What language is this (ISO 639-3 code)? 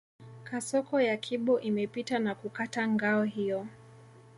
swa